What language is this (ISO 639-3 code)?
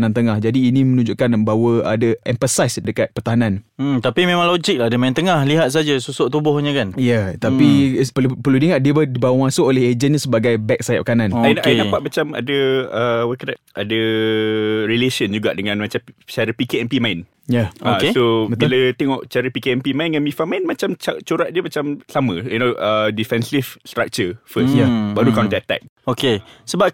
msa